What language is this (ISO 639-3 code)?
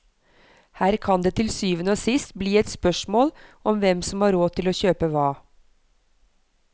nor